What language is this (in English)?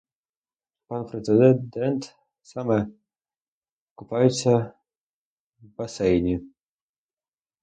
Ukrainian